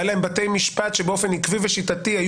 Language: Hebrew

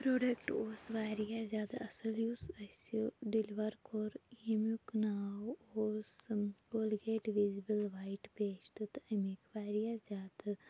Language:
Kashmiri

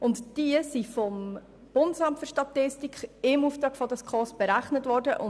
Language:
Swiss German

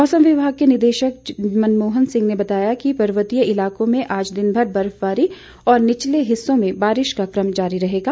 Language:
Hindi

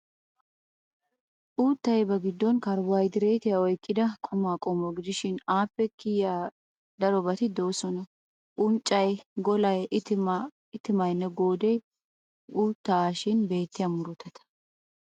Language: Wolaytta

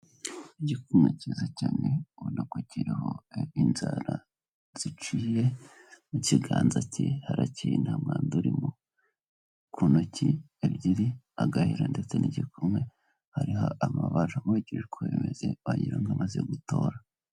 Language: Kinyarwanda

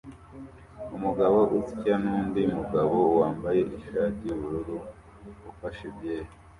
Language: Kinyarwanda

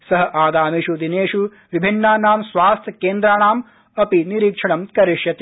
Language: Sanskrit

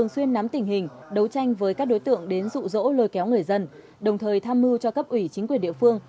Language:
Vietnamese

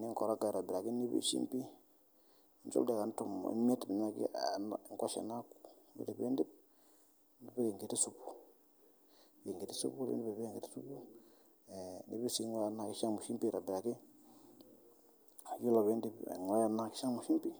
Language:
Masai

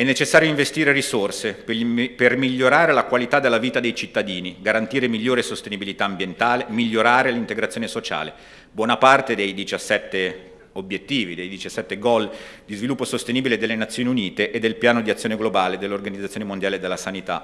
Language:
Italian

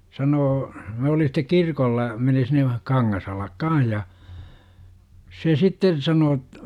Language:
Finnish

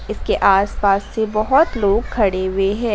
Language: Hindi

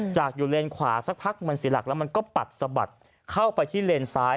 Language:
Thai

